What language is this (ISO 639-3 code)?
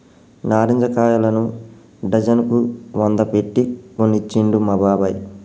tel